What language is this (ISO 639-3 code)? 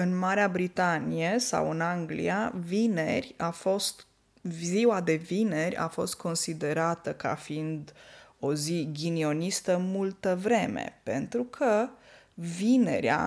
ron